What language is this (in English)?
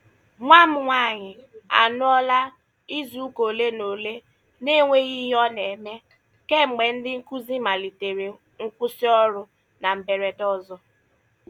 Igbo